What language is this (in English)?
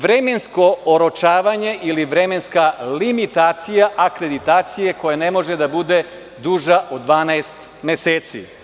Serbian